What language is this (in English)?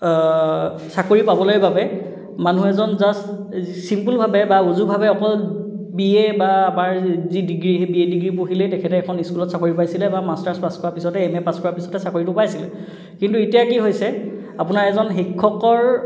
Assamese